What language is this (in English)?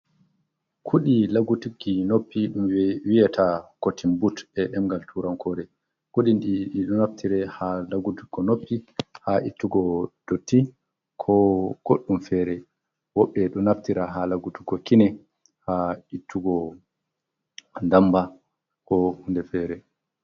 Fula